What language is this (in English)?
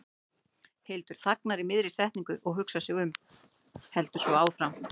Icelandic